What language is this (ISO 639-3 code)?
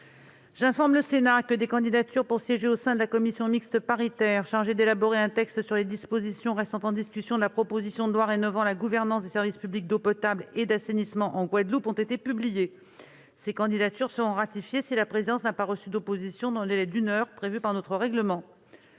fra